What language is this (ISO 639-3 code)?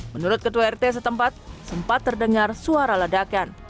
ind